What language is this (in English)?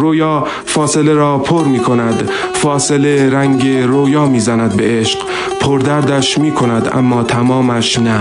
Persian